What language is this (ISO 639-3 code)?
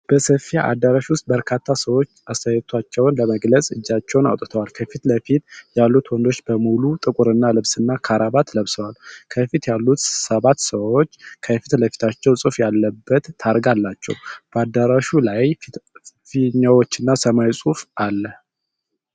amh